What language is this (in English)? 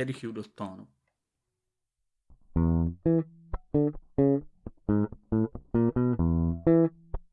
Italian